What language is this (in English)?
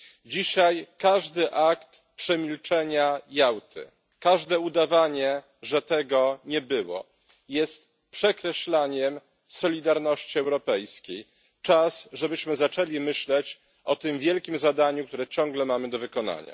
Polish